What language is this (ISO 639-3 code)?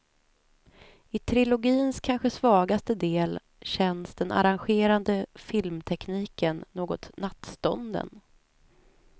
swe